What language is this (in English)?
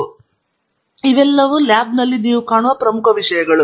Kannada